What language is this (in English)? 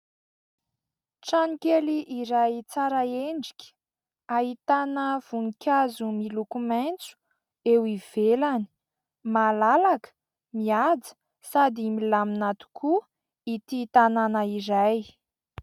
Malagasy